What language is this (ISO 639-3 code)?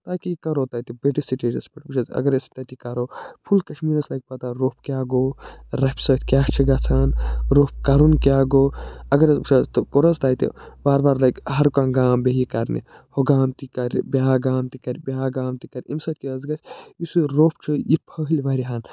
kas